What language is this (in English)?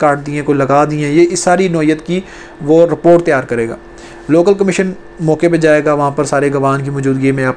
Hindi